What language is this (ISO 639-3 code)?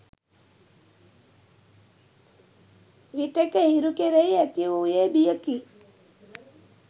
sin